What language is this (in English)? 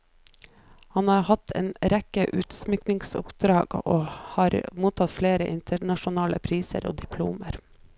Norwegian